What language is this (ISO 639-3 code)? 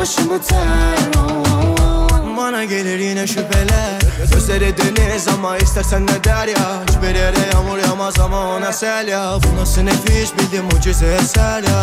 tur